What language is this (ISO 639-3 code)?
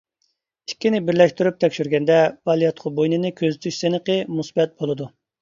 uig